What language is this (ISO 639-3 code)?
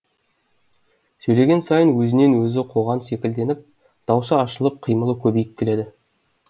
kaz